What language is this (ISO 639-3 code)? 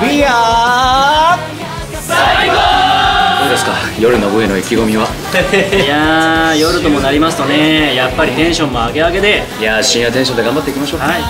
jpn